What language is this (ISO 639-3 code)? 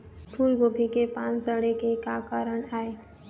hne